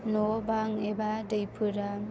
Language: Bodo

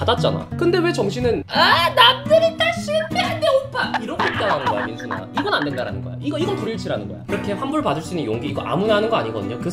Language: Korean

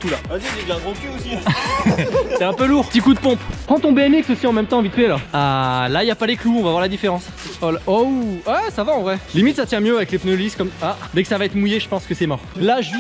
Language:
French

